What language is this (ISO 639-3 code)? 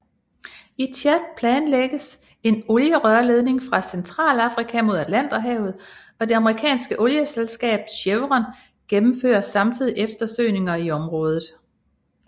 dan